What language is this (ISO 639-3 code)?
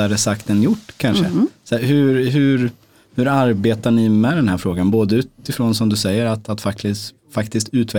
swe